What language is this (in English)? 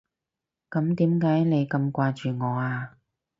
Cantonese